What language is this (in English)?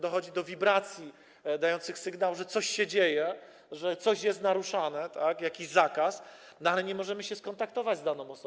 Polish